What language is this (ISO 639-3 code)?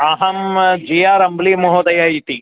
san